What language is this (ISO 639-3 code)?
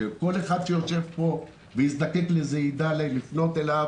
heb